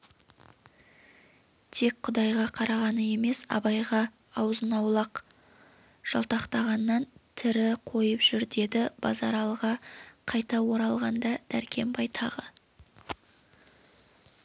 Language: Kazakh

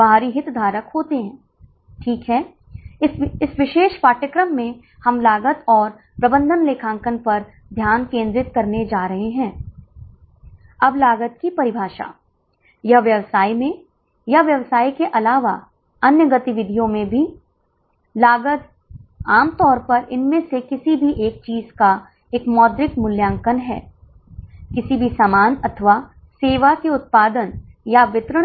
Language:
Hindi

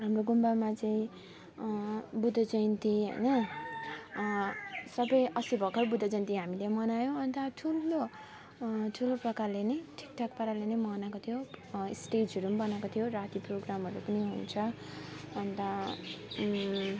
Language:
Nepali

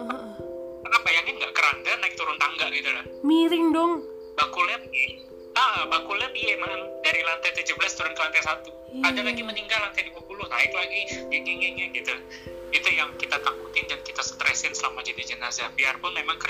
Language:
Indonesian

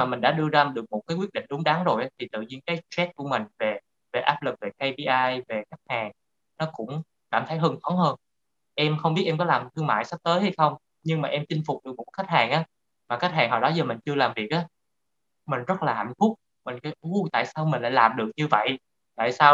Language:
Vietnamese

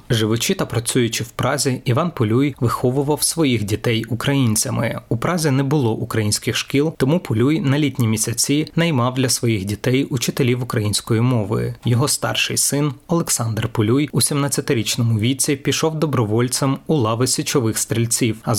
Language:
Ukrainian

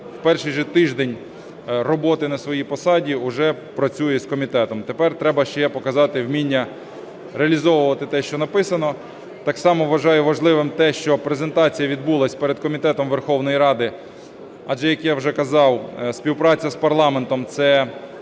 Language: Ukrainian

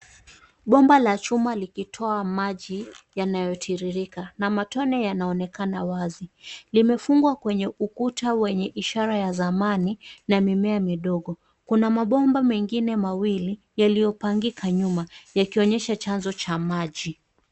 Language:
Swahili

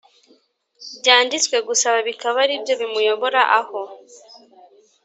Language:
Kinyarwanda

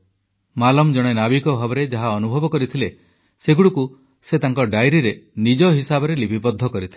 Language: Odia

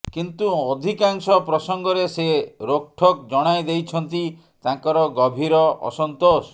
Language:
Odia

